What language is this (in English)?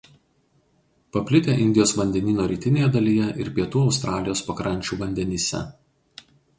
Lithuanian